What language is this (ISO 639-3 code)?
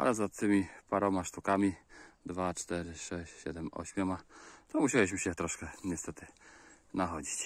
pol